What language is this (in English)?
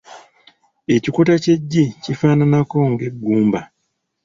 Ganda